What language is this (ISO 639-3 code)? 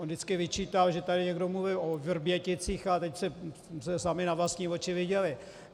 ces